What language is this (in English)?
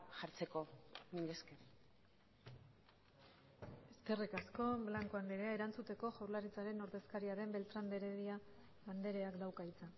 Basque